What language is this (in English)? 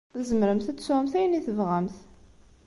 Kabyle